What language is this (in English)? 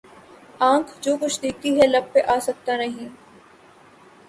Urdu